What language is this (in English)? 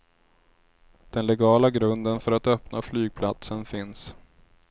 Swedish